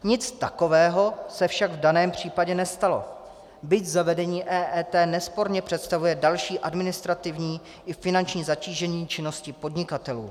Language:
Czech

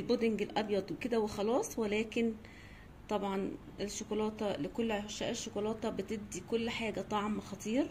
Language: Arabic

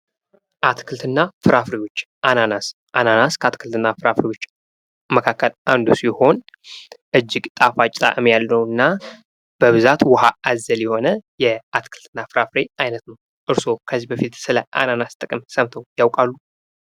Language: Amharic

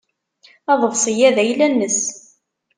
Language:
Kabyle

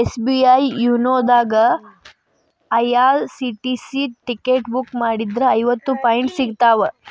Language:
Kannada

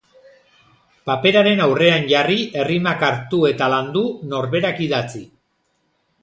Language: Basque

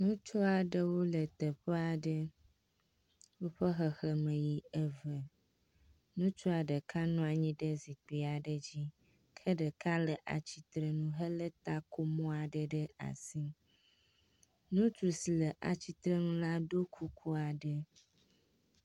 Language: Ewe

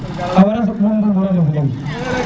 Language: Serer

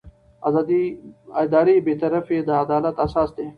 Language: Pashto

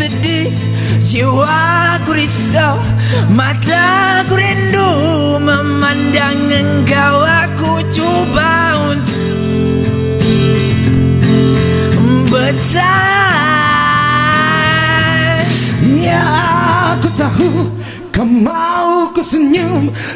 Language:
Malay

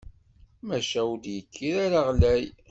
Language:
Kabyle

